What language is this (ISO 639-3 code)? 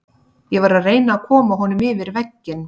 isl